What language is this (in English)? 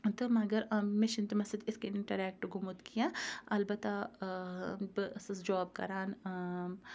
Kashmiri